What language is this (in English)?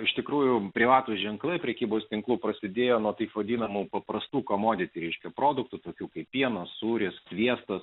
Lithuanian